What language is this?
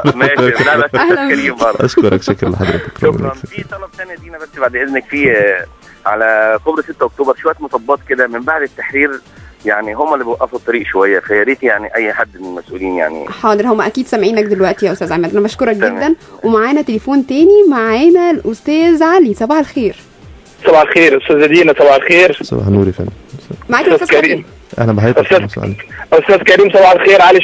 Arabic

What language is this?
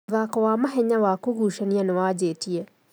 Kikuyu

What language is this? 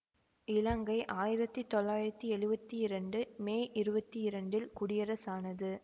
Tamil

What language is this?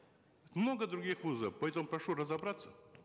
Kazakh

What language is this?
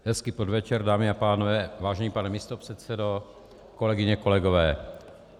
Czech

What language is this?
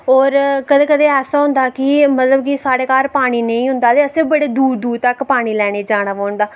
Dogri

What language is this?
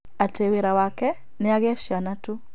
Kikuyu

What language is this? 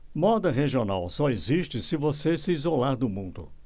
Portuguese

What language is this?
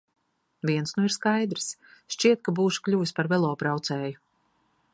Latvian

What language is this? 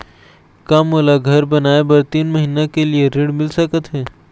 Chhattisgarhi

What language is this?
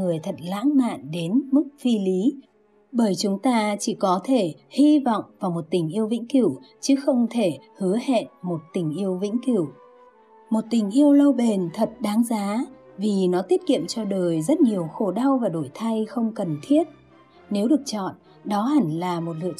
Vietnamese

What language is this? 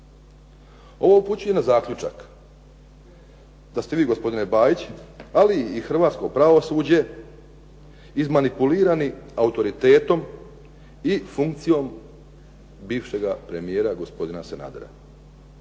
Croatian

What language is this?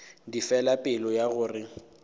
Northern Sotho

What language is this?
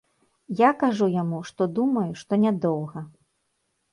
Belarusian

